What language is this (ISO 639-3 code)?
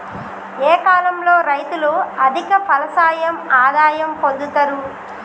tel